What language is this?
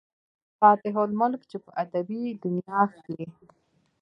Pashto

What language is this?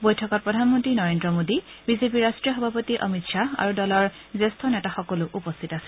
Assamese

